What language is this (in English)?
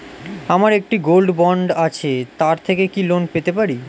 Bangla